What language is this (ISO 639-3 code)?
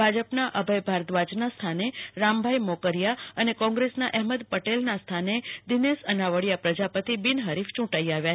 guj